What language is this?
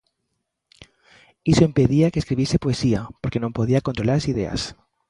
Galician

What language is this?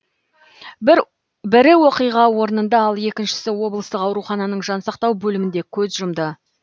Kazakh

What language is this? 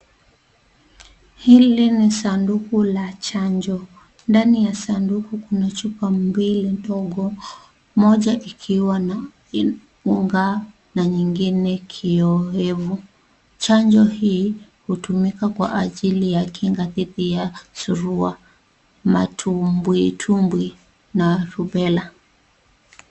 Swahili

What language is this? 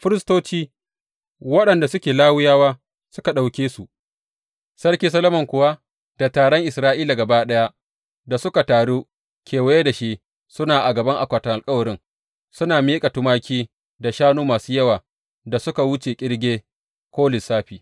Hausa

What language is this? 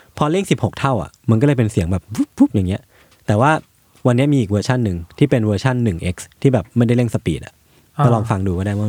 Thai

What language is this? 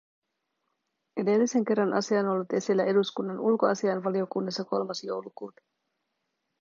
Finnish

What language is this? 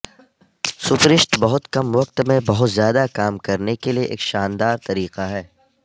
Urdu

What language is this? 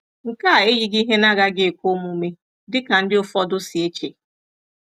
Igbo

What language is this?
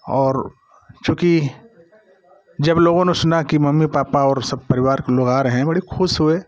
Hindi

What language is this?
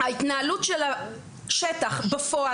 Hebrew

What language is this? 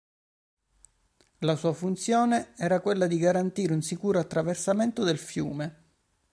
Italian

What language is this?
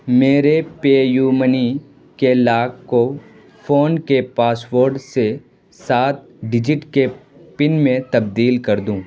Urdu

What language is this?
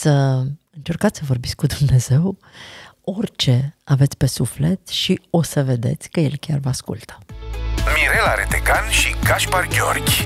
Romanian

